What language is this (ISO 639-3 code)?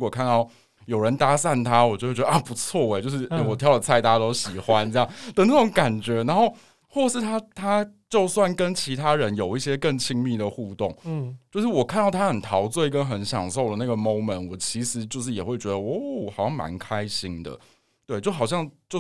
zho